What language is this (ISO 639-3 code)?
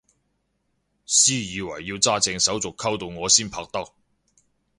yue